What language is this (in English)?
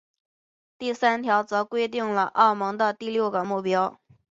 Chinese